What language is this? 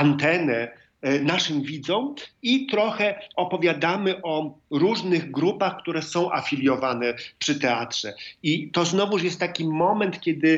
Polish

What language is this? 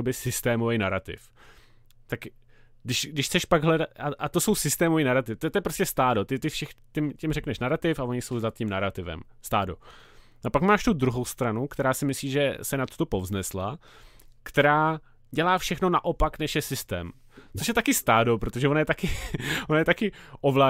Czech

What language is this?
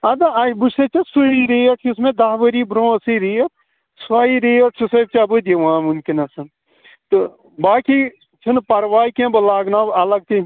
Kashmiri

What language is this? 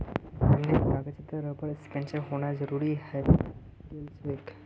Magahi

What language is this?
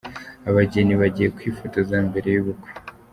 Kinyarwanda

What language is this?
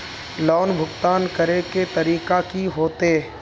Magahi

